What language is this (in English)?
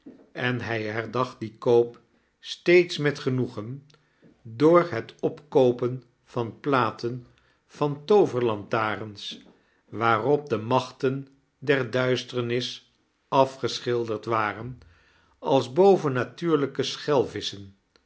Dutch